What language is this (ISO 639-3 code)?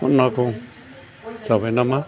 brx